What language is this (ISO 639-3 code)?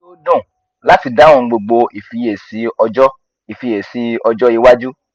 yor